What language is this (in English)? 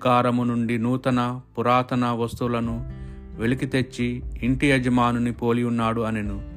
Telugu